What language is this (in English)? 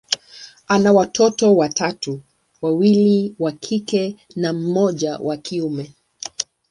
Swahili